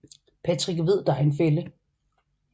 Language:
Danish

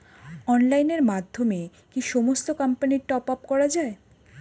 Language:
Bangla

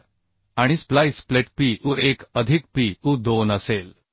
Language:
Marathi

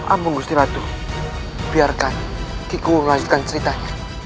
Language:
Indonesian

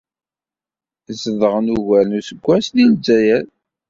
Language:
Kabyle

